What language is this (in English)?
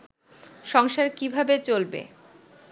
Bangla